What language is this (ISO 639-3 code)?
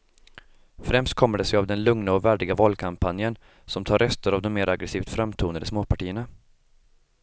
swe